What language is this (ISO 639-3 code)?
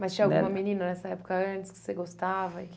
por